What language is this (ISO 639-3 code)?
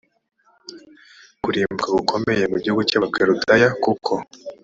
kin